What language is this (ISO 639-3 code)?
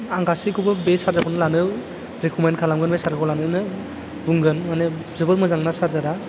brx